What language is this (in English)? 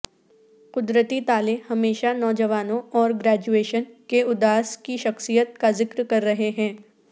Urdu